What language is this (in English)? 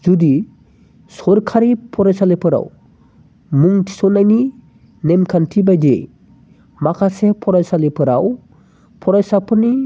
Bodo